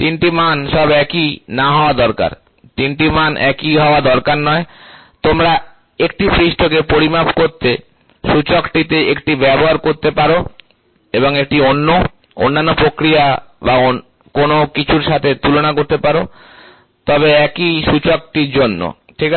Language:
Bangla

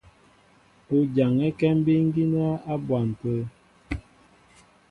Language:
Mbo (Cameroon)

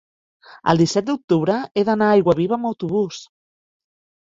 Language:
Catalan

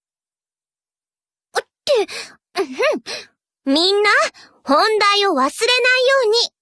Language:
Japanese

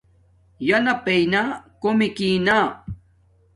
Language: Domaaki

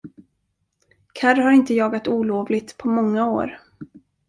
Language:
Swedish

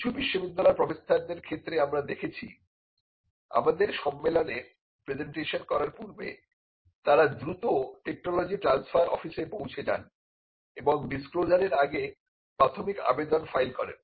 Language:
Bangla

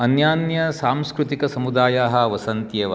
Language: Sanskrit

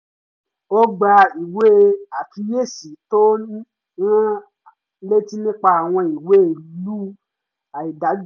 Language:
Yoruba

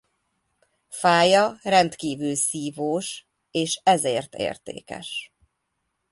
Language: Hungarian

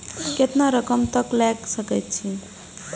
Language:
Maithili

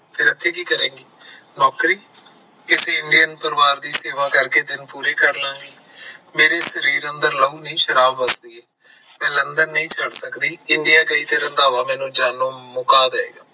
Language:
Punjabi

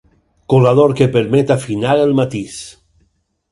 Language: Catalan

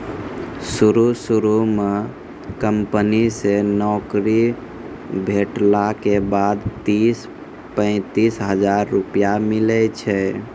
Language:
Maithili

